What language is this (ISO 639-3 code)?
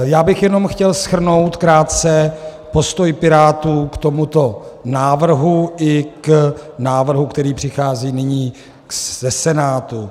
ces